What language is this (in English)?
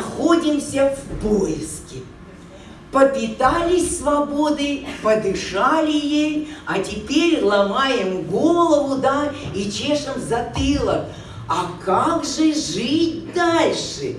Russian